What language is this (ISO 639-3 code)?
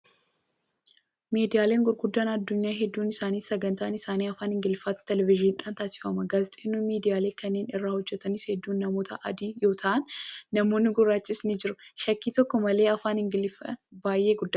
orm